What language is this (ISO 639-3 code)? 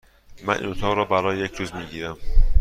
fas